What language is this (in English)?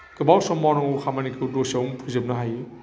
Bodo